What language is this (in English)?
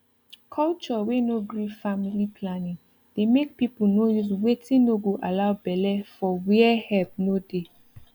Nigerian Pidgin